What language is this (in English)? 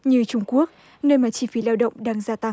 Vietnamese